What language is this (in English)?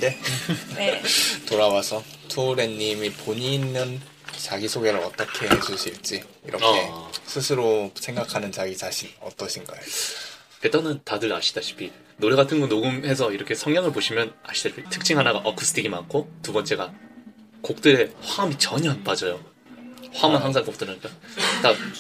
Korean